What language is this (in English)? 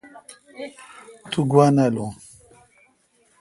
Kalkoti